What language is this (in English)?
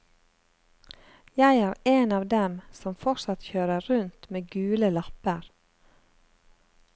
Norwegian